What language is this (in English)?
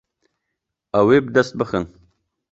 Kurdish